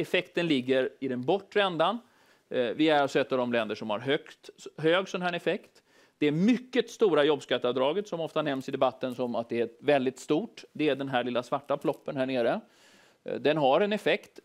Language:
Swedish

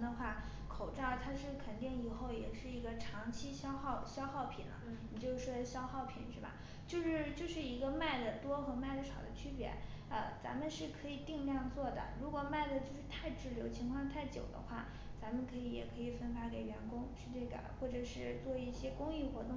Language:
Chinese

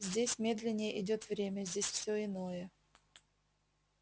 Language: Russian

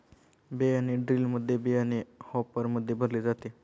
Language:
Marathi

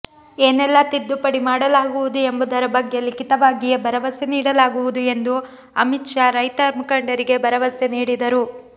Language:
Kannada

